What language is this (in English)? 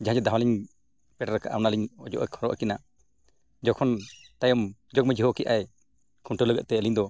Santali